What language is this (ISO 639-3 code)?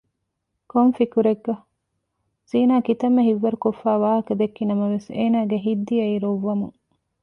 div